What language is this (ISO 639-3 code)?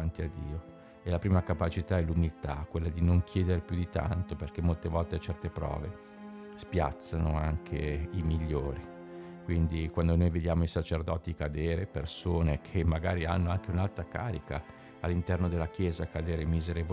ita